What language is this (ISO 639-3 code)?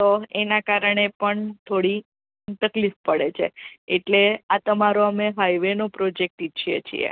guj